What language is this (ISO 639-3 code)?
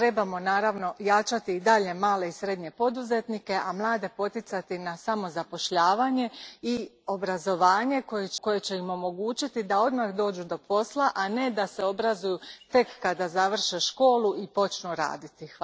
hrv